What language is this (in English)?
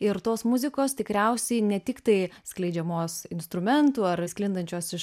Lithuanian